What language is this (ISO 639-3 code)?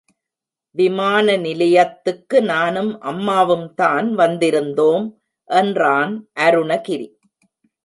tam